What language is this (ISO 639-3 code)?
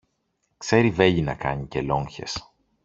ell